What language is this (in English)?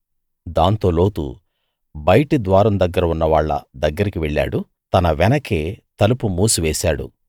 Telugu